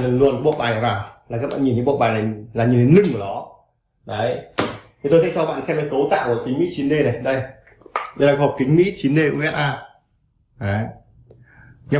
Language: Vietnamese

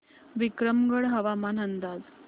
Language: Marathi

